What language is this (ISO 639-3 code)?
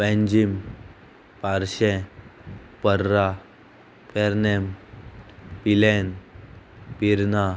kok